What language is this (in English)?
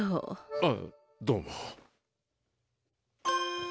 Japanese